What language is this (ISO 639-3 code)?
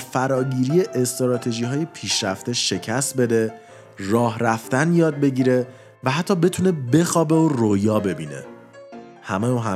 fas